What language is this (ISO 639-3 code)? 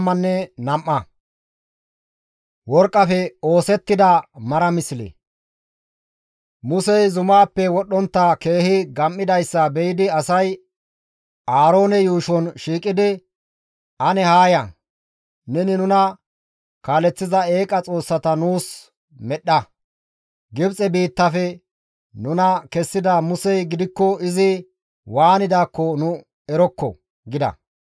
gmv